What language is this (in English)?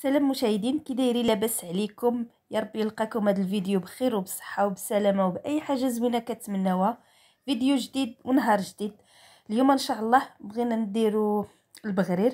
Arabic